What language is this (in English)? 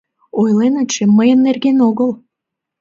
Mari